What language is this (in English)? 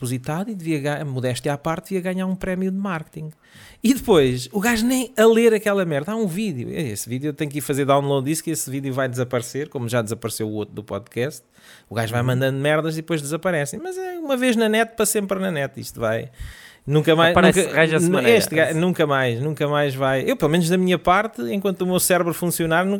Portuguese